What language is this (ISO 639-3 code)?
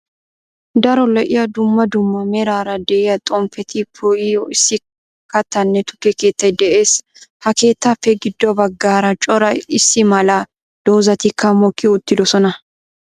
wal